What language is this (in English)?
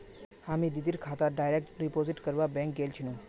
Magahi